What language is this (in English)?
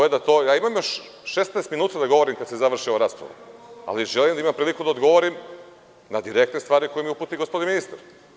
Serbian